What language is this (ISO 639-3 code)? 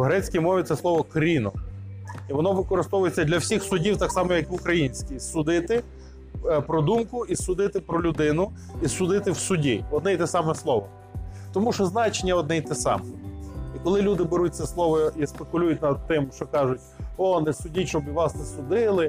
ukr